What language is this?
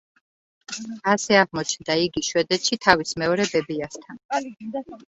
Georgian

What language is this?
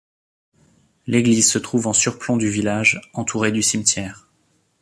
French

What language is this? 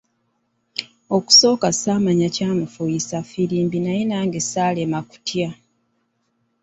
Ganda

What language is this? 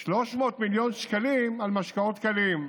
Hebrew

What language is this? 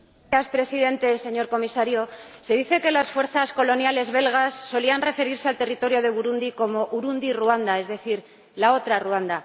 Spanish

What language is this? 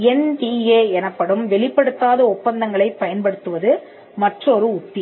Tamil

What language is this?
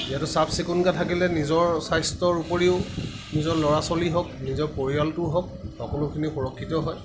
Assamese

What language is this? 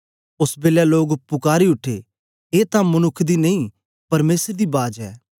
Dogri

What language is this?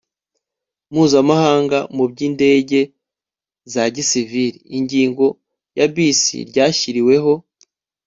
Kinyarwanda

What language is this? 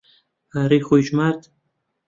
Central Kurdish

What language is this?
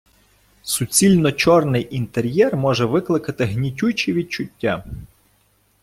Ukrainian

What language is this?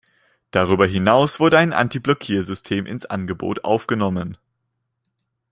German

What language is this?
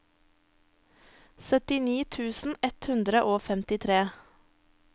Norwegian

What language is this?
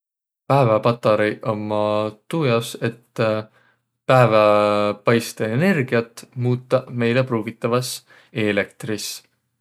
Võro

